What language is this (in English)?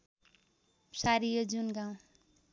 Nepali